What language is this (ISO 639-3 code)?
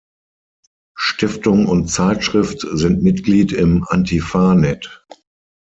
deu